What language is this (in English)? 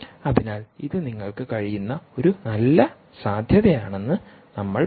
Malayalam